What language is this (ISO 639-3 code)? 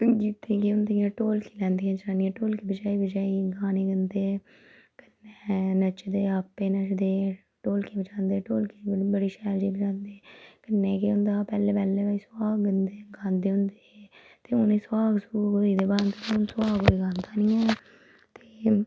doi